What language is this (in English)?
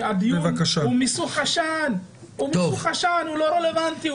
Hebrew